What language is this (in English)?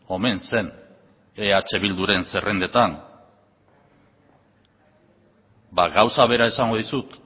Basque